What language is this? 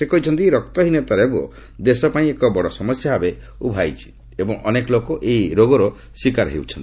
Odia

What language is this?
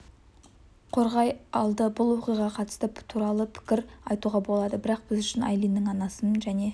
Kazakh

